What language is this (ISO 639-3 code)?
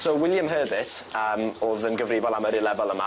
cym